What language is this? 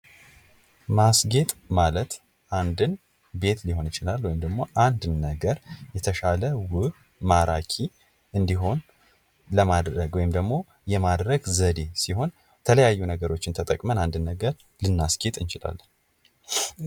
Amharic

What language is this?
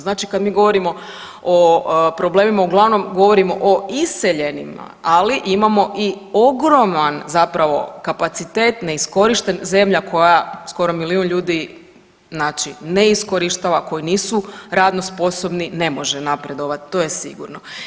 Croatian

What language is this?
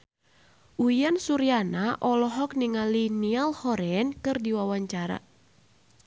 Sundanese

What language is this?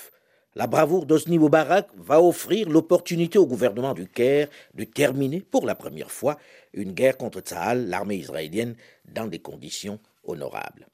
French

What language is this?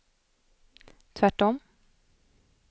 Swedish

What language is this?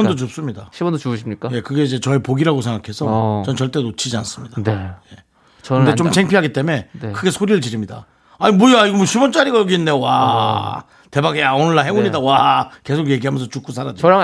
Korean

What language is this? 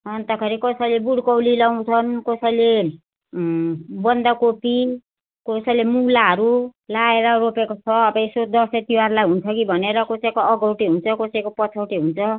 Nepali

